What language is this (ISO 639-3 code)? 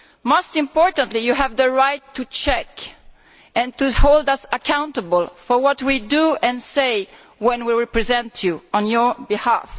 eng